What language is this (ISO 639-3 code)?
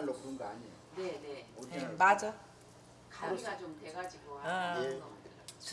kor